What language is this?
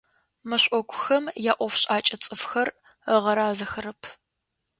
Adyghe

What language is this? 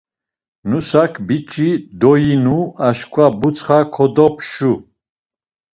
Laz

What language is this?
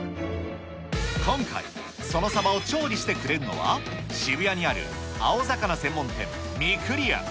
Japanese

